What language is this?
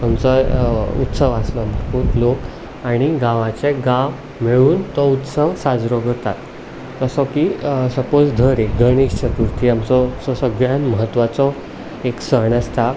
Konkani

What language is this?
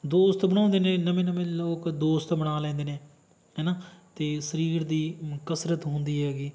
Punjabi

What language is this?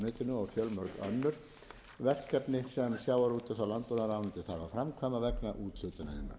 Icelandic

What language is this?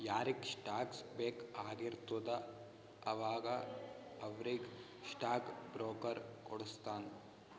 Kannada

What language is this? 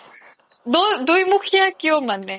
Assamese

